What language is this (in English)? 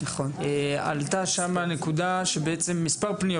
Hebrew